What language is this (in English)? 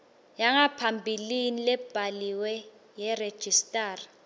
Swati